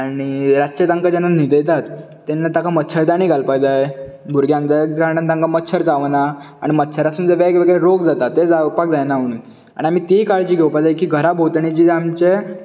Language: Konkani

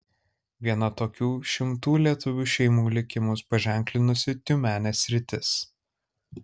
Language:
Lithuanian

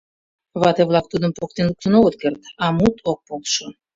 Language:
Mari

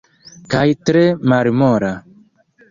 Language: Esperanto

